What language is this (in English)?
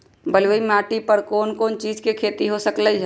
Magahi